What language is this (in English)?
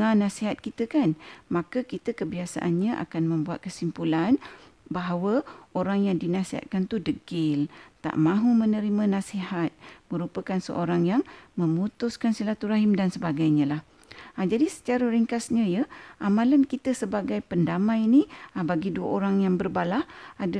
Malay